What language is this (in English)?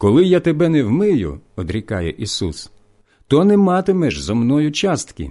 Ukrainian